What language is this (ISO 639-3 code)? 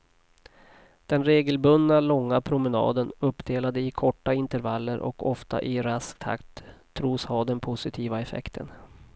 swe